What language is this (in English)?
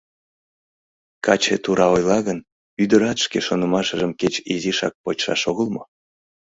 Mari